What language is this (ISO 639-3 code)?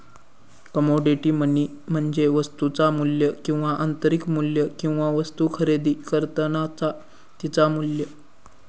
mar